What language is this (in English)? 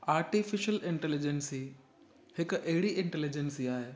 Sindhi